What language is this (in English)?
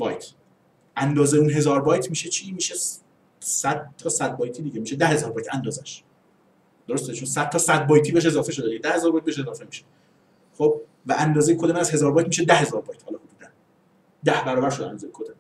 Persian